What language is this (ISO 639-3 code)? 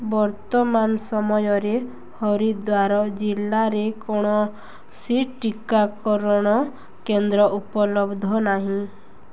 ori